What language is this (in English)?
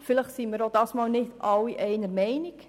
Swiss German